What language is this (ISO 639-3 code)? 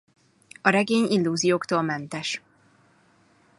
hun